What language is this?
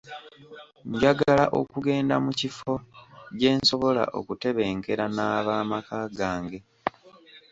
Ganda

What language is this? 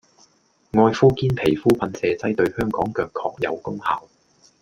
Cantonese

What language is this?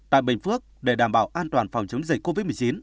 Vietnamese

